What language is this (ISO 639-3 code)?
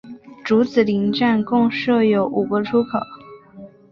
zho